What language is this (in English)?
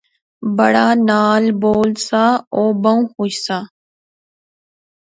Pahari-Potwari